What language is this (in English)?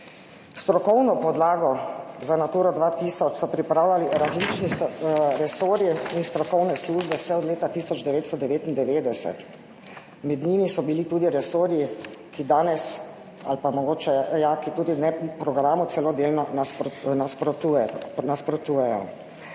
Slovenian